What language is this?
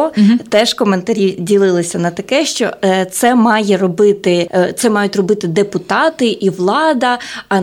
Ukrainian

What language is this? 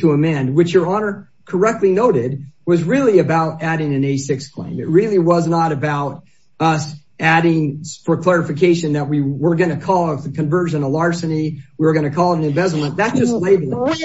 English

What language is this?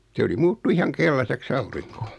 Finnish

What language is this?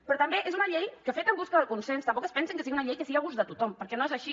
Catalan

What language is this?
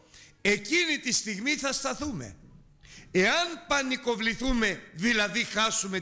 Greek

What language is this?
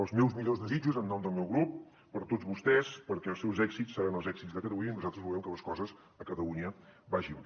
Catalan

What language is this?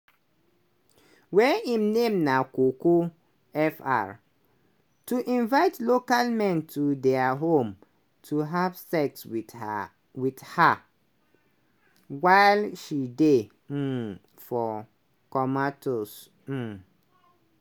Nigerian Pidgin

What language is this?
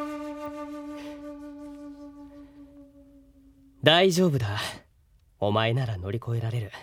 Japanese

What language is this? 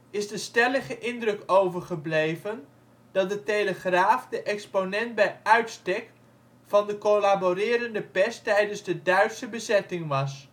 Dutch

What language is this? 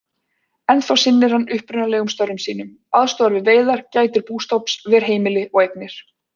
Icelandic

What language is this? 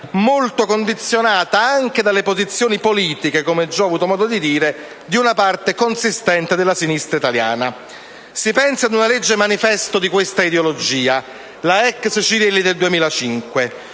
Italian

